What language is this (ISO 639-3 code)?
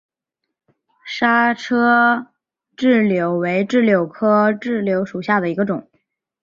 zho